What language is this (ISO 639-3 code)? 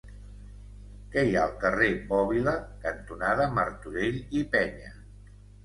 cat